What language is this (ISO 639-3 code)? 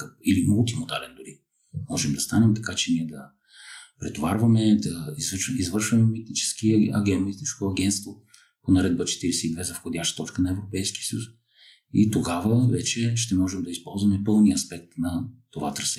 bul